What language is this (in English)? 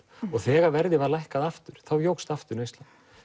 Icelandic